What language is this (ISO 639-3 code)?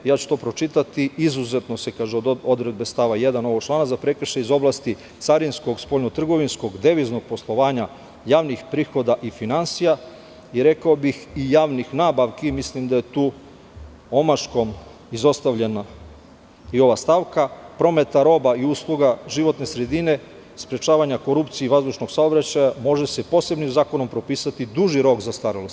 srp